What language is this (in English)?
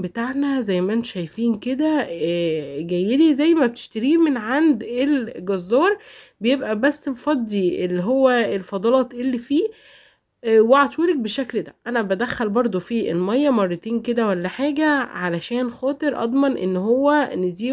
Arabic